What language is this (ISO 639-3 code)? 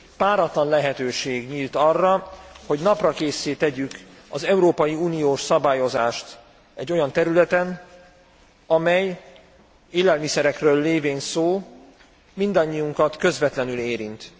hun